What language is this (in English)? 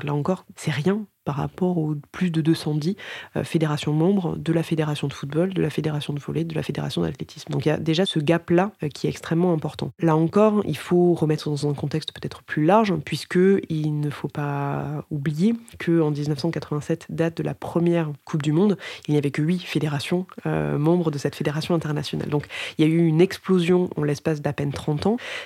French